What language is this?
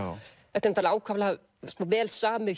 Icelandic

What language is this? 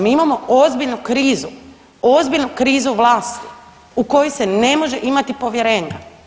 Croatian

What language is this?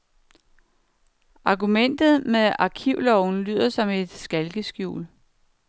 Danish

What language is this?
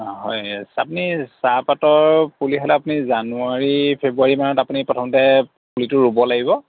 Assamese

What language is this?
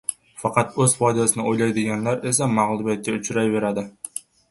Uzbek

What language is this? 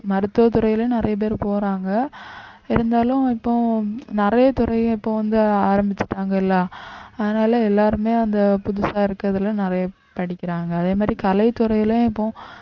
Tamil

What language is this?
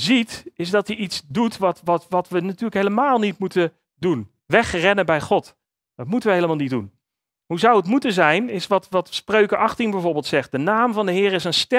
Dutch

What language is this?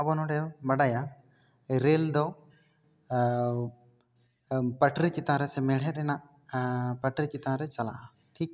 Santali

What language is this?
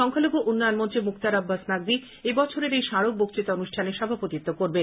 Bangla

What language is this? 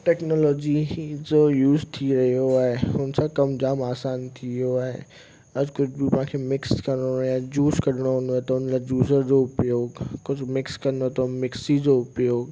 Sindhi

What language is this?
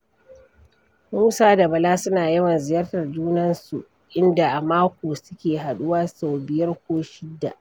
Hausa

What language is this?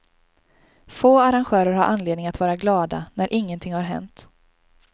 Swedish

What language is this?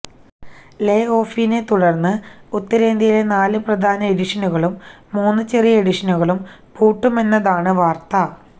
Malayalam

